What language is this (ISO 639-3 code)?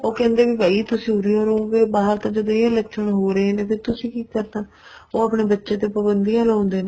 pan